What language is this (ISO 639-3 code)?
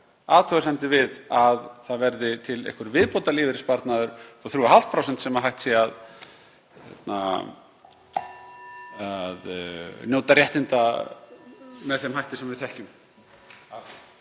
isl